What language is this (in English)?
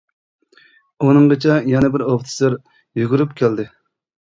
Uyghur